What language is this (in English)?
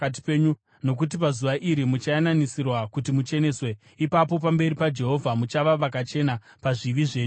Shona